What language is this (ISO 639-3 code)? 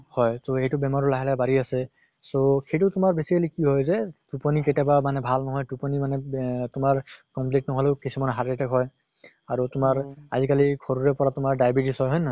asm